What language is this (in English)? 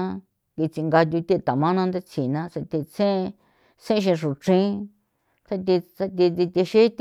San Felipe Otlaltepec Popoloca